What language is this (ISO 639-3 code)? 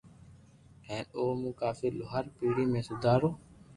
lrk